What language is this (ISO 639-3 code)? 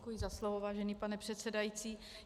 ces